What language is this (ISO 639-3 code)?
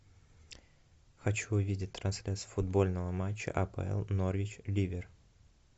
rus